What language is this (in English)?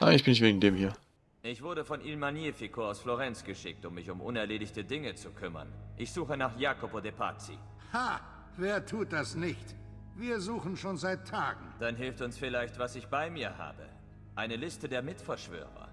German